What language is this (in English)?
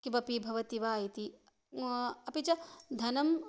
Sanskrit